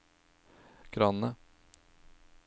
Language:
Norwegian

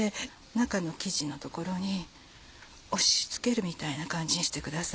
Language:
Japanese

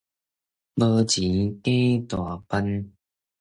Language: Min Nan Chinese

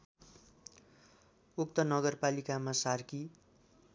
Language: Nepali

